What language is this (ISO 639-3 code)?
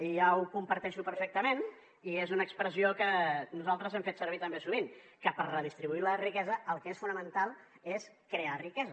cat